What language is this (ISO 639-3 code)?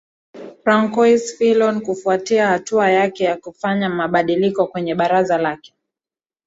swa